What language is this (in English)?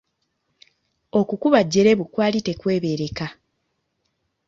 Ganda